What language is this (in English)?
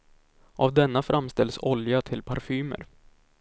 Swedish